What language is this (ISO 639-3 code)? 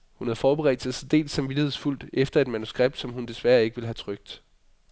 dan